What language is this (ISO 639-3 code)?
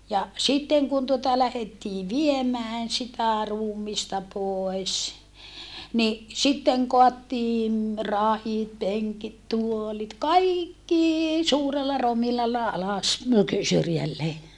fin